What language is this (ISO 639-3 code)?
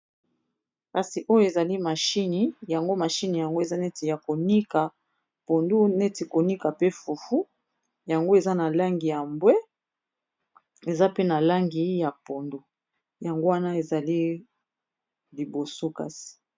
lin